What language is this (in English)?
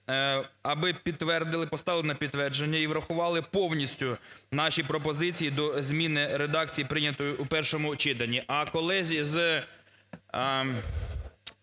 Ukrainian